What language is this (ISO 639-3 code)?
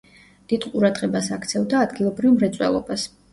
kat